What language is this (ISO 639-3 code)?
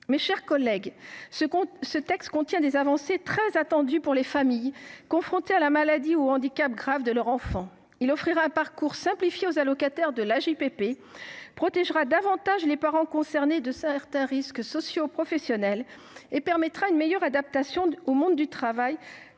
fra